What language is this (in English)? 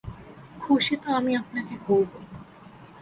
Bangla